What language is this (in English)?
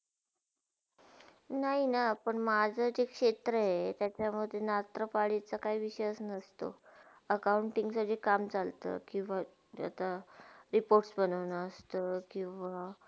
Marathi